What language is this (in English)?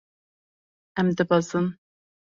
Kurdish